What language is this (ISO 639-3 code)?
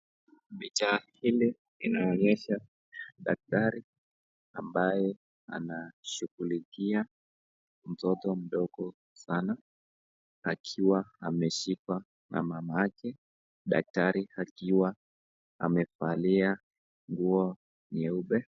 swa